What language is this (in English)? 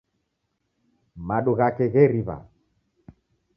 Taita